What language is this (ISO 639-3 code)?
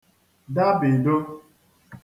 ibo